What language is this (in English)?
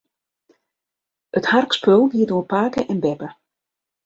Western Frisian